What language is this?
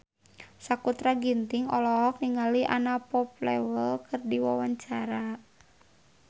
Sundanese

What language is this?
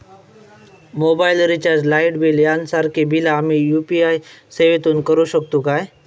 Marathi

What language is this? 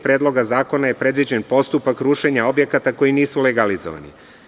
Serbian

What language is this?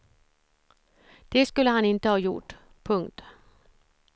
Swedish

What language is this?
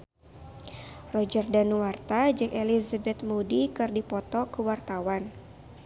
Sundanese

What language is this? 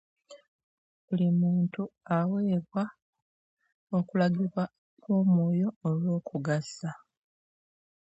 Ganda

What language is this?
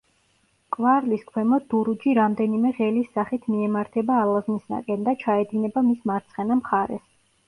Georgian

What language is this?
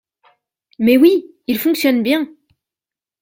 French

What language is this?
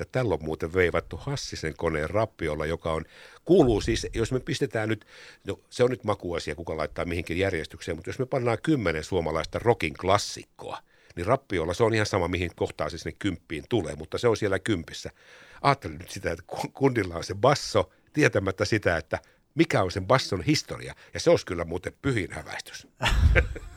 Finnish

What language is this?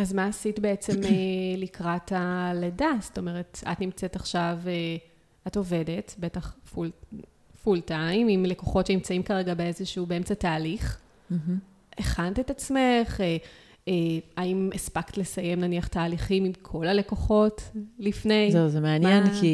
Hebrew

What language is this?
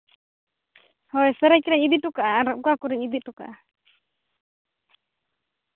Santali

